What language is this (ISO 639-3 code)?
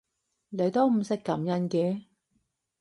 yue